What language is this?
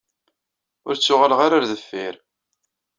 Kabyle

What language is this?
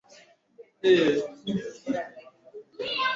Swahili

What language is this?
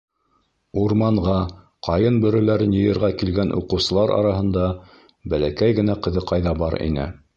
Bashkir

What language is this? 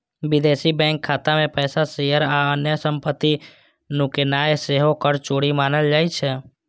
Maithili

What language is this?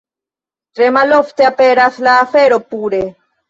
Esperanto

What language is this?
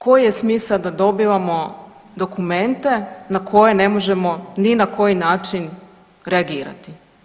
Croatian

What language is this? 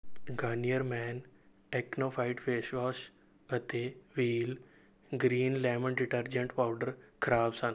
Punjabi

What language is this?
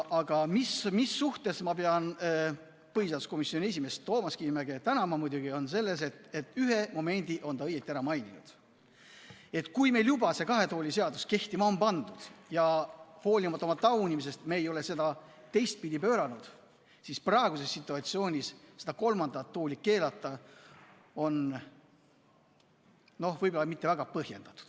Estonian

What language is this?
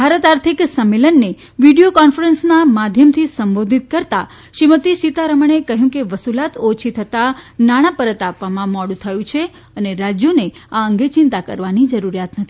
Gujarati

